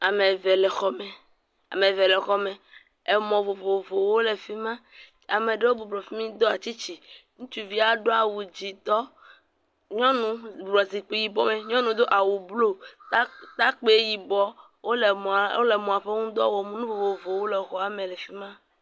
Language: Ewe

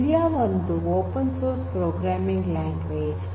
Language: Kannada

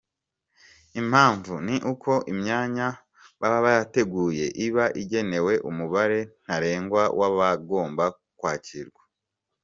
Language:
Kinyarwanda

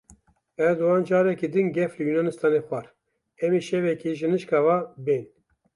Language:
Kurdish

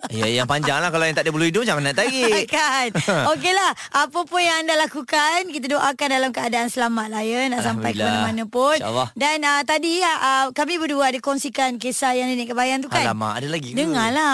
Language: Malay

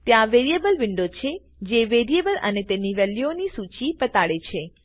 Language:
Gujarati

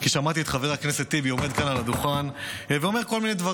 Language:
Hebrew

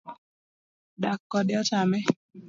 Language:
Luo (Kenya and Tanzania)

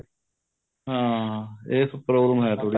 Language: Punjabi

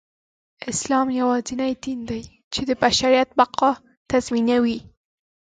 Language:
Pashto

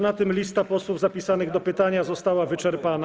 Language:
Polish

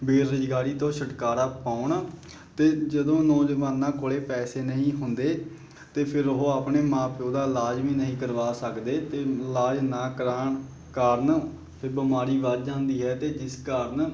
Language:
Punjabi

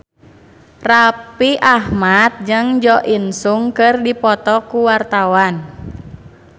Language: Sundanese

